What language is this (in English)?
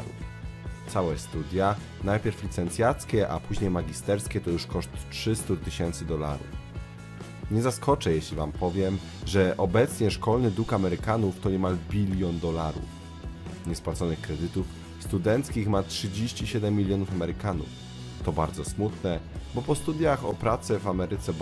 Polish